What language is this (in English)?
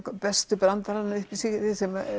Icelandic